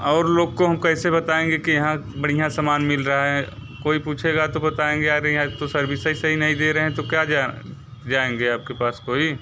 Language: Hindi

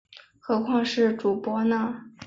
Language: Chinese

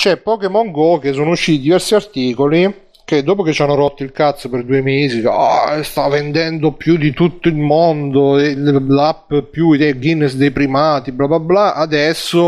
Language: Italian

